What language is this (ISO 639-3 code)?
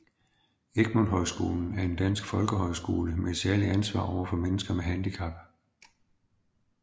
dan